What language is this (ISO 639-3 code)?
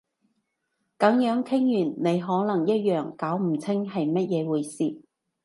yue